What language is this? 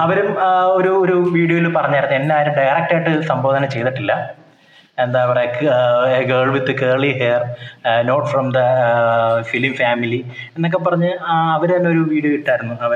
Malayalam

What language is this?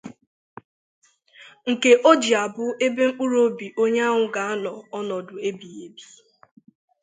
Igbo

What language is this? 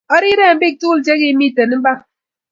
Kalenjin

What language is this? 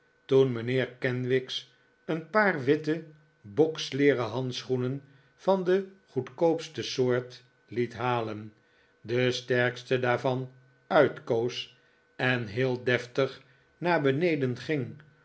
Dutch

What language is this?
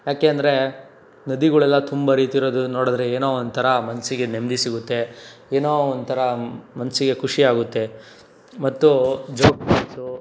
Kannada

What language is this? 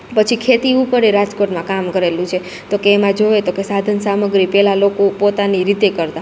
Gujarati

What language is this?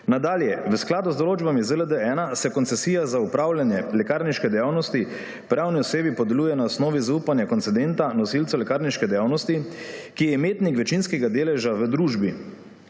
Slovenian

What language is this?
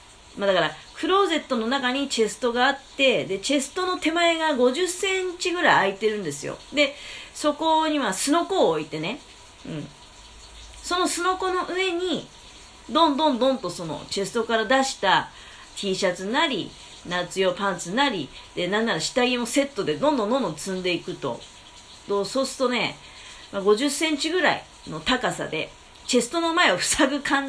Japanese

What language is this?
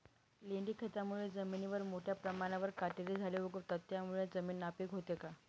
Marathi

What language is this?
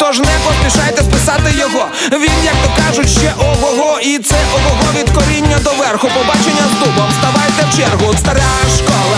Ukrainian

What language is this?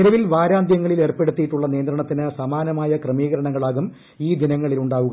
Malayalam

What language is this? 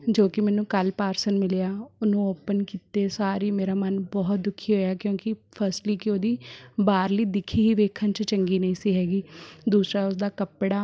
Punjabi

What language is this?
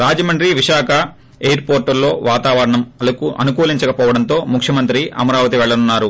Telugu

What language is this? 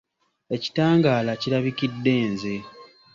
Ganda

